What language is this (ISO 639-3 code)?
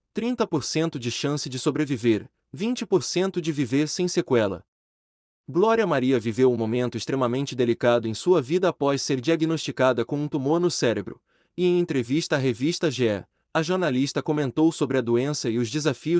por